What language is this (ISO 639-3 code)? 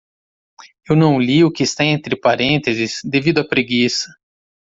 por